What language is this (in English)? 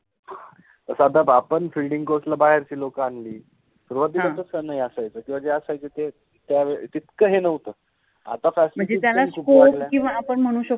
Marathi